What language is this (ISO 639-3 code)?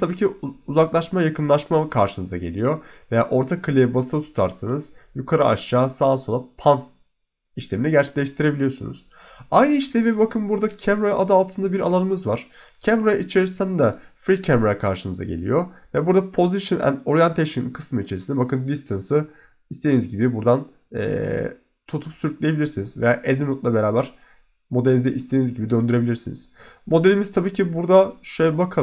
tur